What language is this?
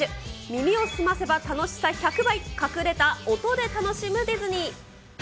Japanese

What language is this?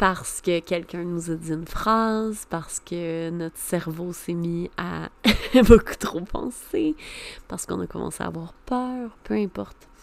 French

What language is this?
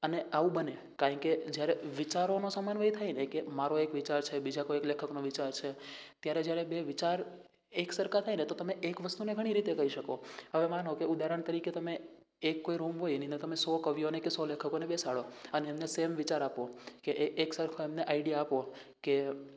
Gujarati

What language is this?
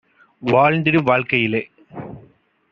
Tamil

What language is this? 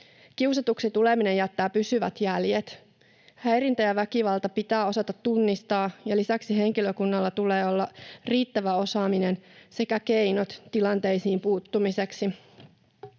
Finnish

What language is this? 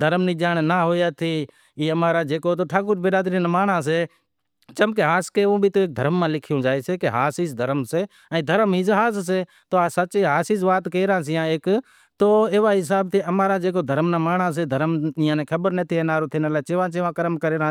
Wadiyara Koli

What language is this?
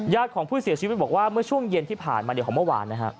Thai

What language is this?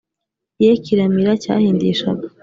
Kinyarwanda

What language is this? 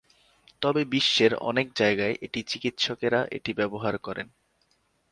Bangla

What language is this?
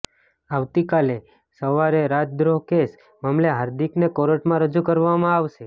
Gujarati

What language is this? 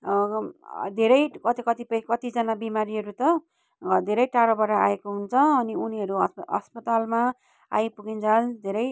Nepali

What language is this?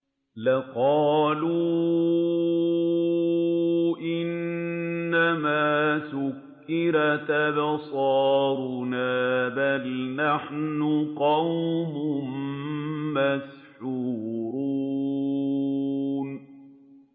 Arabic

